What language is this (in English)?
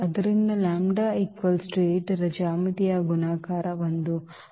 Kannada